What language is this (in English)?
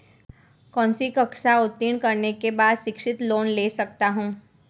Hindi